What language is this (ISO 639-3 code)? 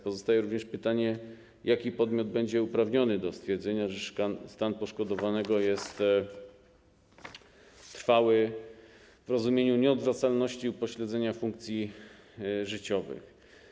pol